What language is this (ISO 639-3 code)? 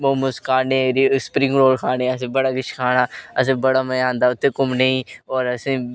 doi